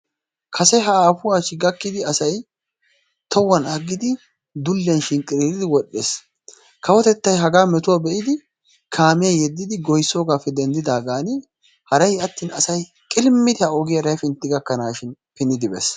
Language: Wolaytta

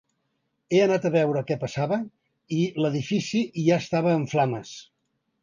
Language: Catalan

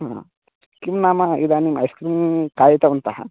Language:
Sanskrit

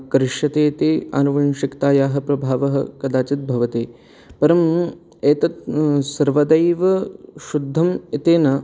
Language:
Sanskrit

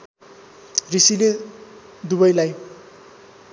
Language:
Nepali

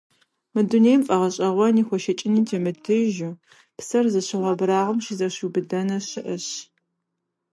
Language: Kabardian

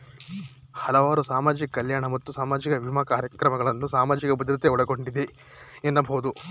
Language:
Kannada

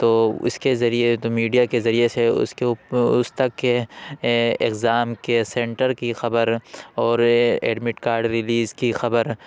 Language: Urdu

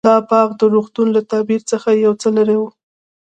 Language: Pashto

